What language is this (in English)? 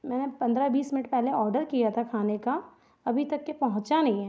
Hindi